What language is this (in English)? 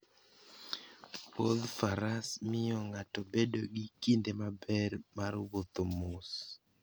Luo (Kenya and Tanzania)